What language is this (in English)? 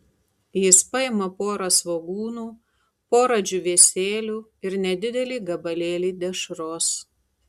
Lithuanian